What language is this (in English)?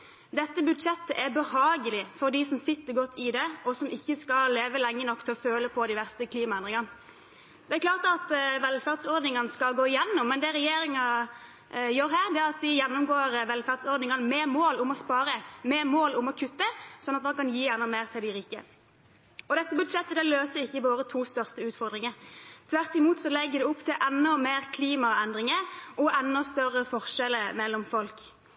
Norwegian Bokmål